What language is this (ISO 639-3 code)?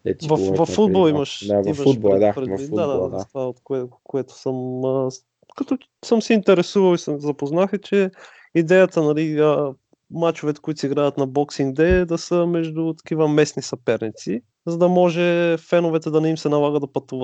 bul